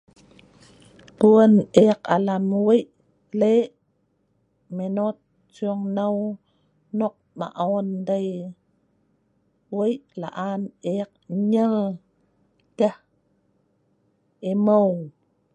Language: Sa'ban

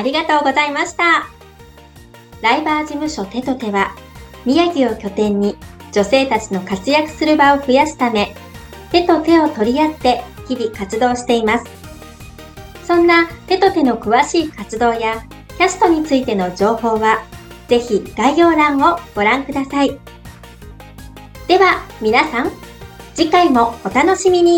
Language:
Japanese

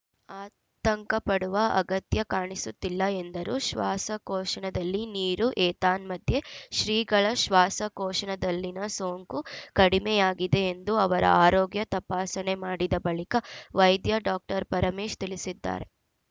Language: Kannada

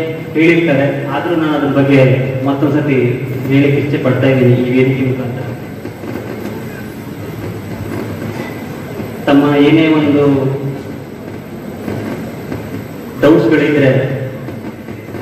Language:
Kannada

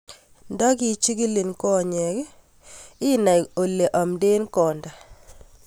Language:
Kalenjin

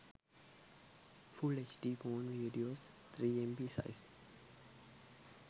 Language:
Sinhala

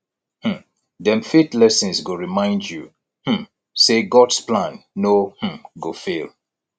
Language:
Nigerian Pidgin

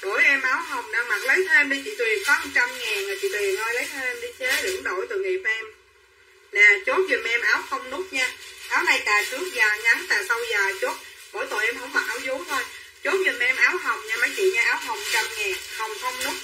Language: Vietnamese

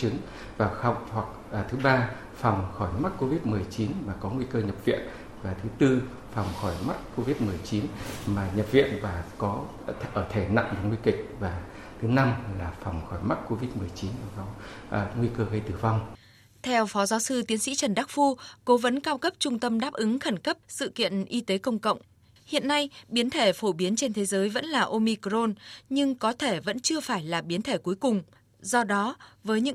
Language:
Vietnamese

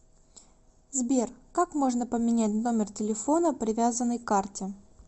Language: Russian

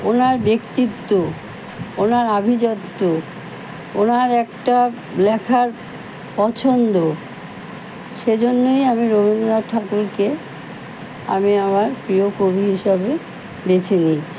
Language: Bangla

